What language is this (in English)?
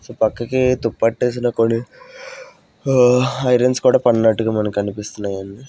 Telugu